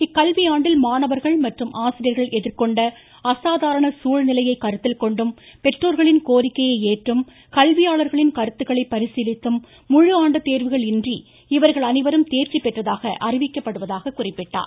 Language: Tamil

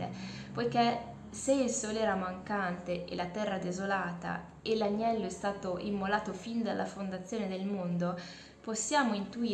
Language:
Italian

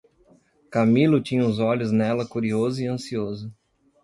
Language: Portuguese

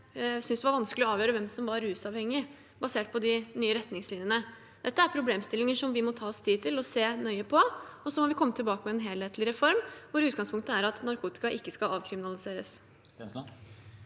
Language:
Norwegian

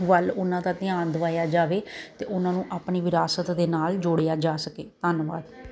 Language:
Punjabi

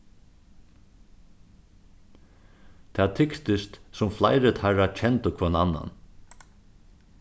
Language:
Faroese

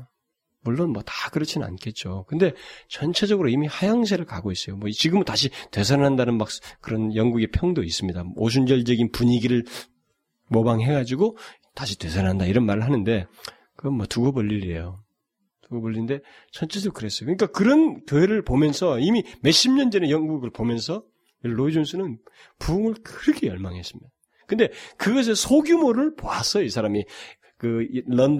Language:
Korean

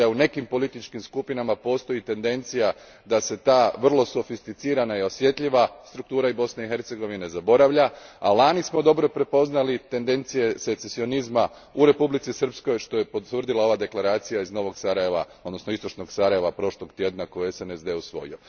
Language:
Croatian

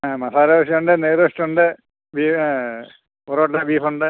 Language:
Malayalam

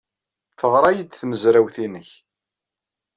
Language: Kabyle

